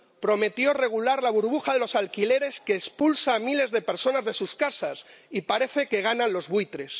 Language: Spanish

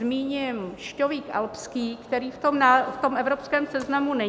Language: Czech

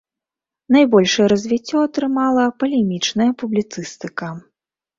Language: Belarusian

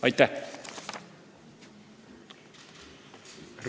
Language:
Estonian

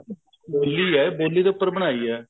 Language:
Punjabi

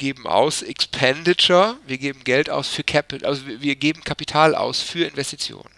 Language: German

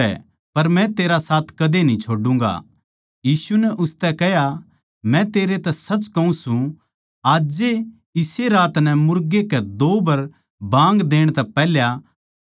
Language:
Haryanvi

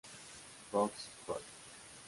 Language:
Spanish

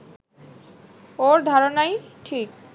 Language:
Bangla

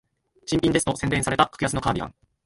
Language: Japanese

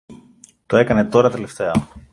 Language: Greek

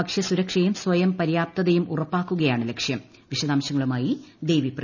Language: Malayalam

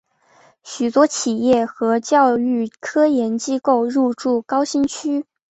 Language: Chinese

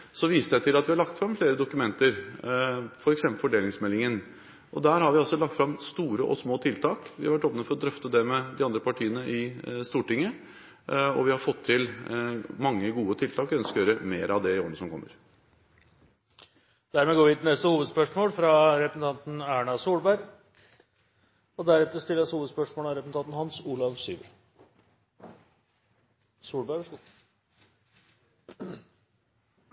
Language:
Norwegian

